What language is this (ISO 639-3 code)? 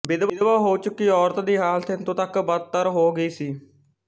pan